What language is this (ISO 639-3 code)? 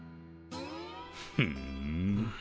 jpn